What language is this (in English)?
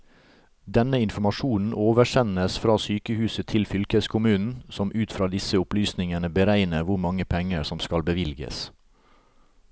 Norwegian